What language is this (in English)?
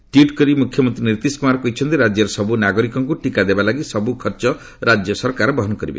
Odia